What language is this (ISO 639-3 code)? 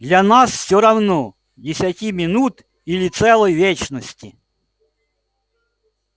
rus